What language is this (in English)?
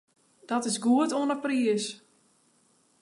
Western Frisian